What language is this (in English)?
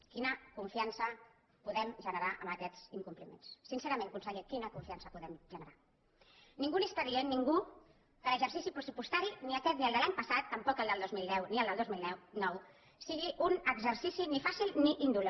Catalan